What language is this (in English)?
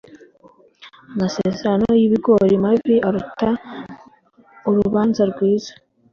Kinyarwanda